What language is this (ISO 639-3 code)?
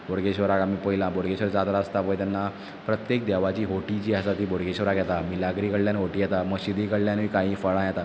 kok